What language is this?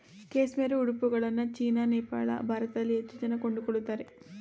Kannada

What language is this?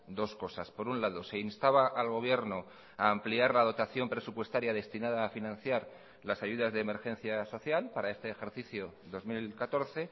Spanish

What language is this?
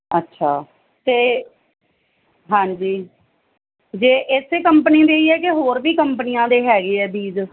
Punjabi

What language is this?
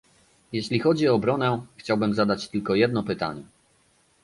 Polish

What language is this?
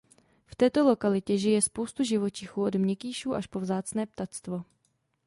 Czech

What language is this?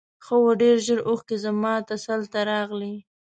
Pashto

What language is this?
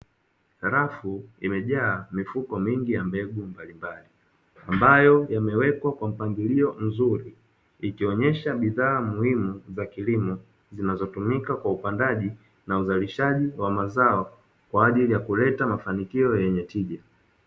Swahili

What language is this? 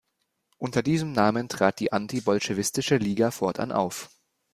German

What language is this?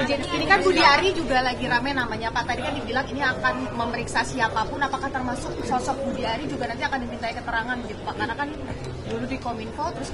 Indonesian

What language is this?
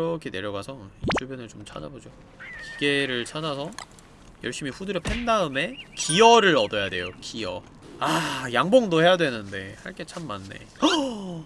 Korean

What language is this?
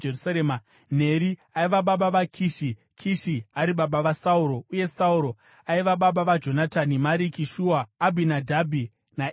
Shona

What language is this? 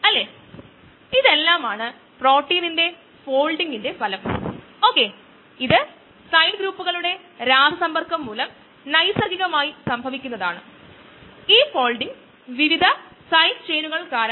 Malayalam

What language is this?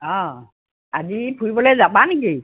Assamese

